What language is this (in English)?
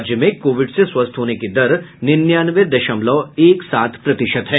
Hindi